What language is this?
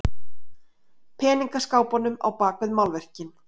Icelandic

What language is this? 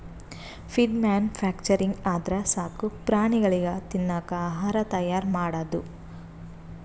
Kannada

